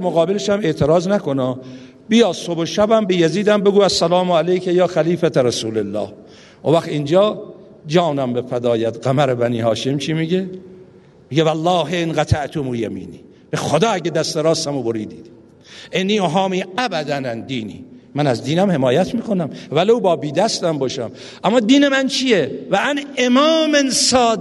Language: Persian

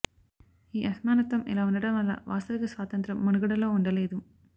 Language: Telugu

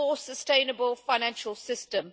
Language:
English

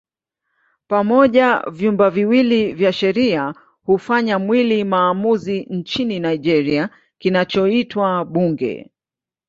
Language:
Swahili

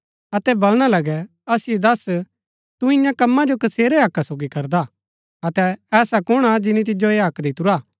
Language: Gaddi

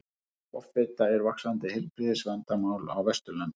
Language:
Icelandic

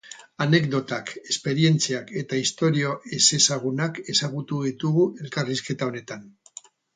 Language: Basque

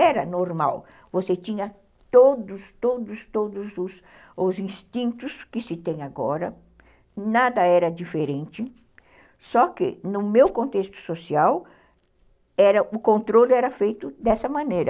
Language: Portuguese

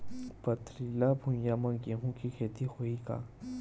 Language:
Chhattisgarhi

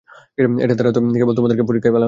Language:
Bangla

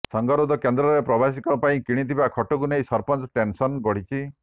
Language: Odia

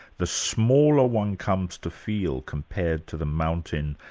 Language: English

